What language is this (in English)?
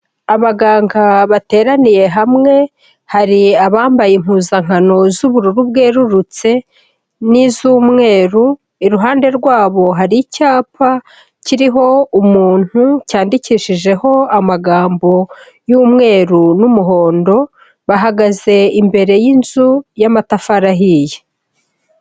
Kinyarwanda